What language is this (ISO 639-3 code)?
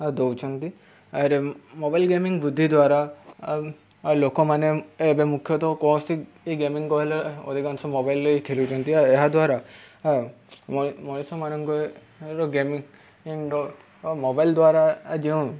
ori